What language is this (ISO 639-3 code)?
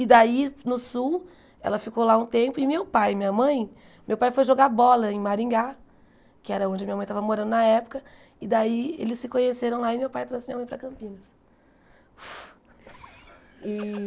por